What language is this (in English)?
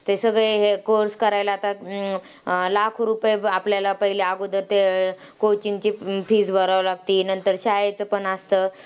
Marathi